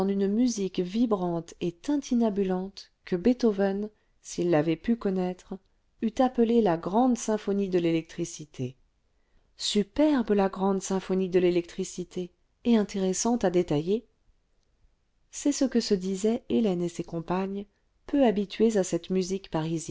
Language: French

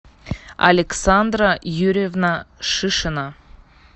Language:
Russian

